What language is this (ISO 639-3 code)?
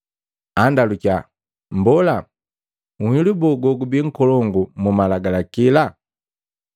mgv